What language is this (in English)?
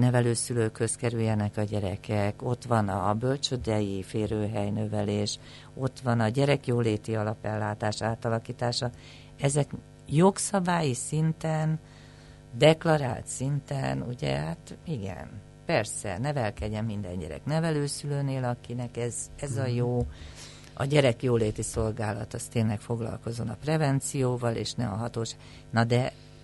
Hungarian